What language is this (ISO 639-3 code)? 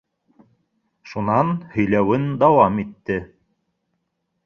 bak